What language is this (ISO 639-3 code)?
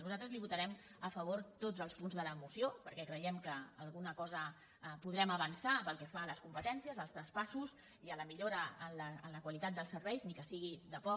cat